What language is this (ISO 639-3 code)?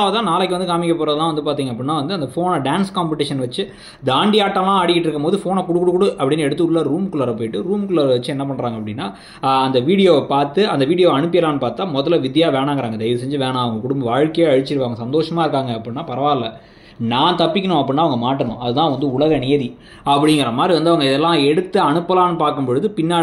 tam